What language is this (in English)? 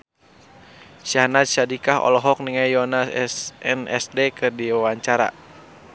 Sundanese